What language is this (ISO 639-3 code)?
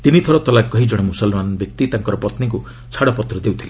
ori